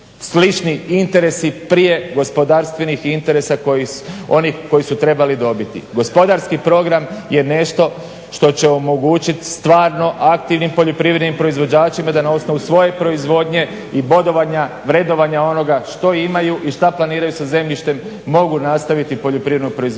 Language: Croatian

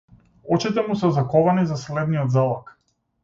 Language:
Macedonian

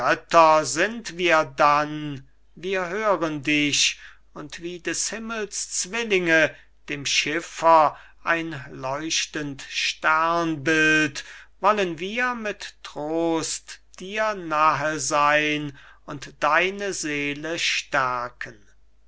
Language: German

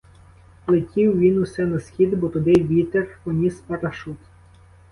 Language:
Ukrainian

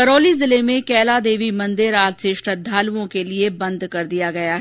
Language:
Hindi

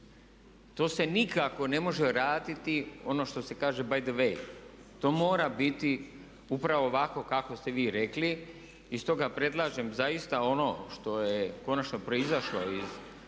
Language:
Croatian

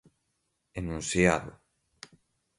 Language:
Portuguese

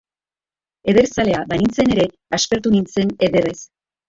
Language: Basque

